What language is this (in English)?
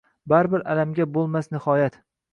Uzbek